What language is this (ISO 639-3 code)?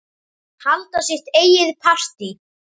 isl